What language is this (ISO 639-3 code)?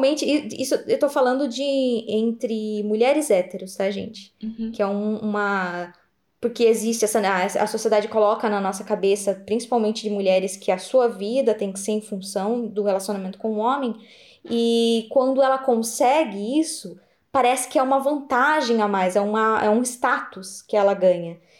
por